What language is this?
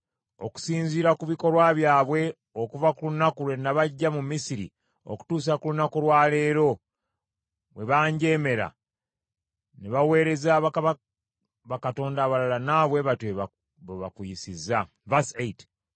Ganda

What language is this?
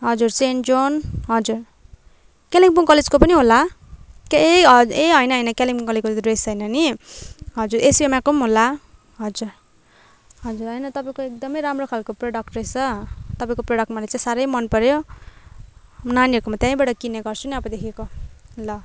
Nepali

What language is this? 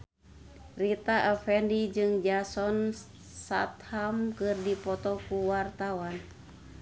Sundanese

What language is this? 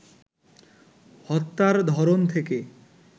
Bangla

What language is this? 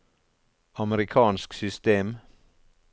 Norwegian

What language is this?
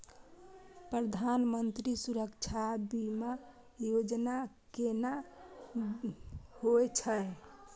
Maithili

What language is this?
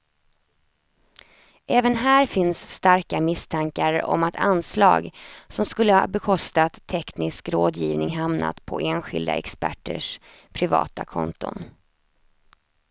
Swedish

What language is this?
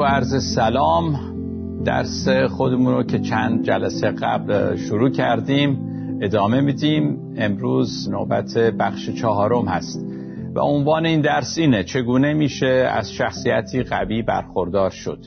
Persian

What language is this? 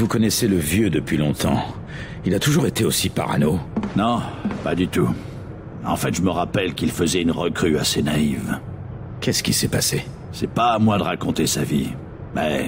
French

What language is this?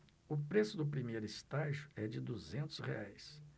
Portuguese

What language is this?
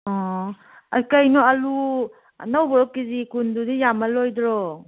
Manipuri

